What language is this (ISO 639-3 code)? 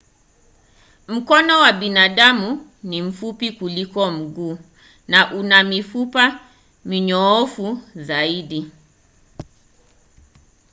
swa